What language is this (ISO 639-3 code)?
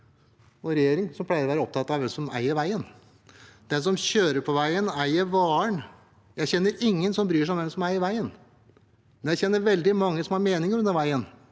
nor